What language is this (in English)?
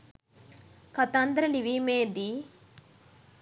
Sinhala